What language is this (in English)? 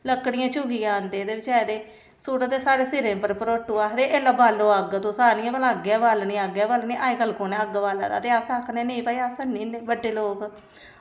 Dogri